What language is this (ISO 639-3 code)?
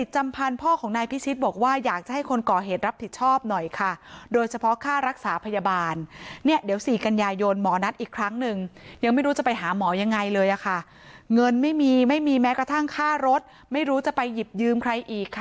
tha